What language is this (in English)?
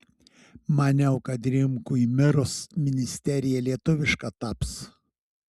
Lithuanian